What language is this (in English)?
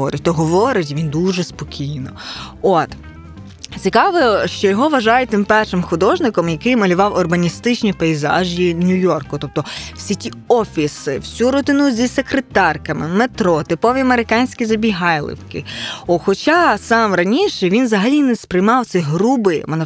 Ukrainian